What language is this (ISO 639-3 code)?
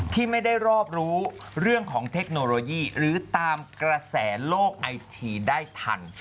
tha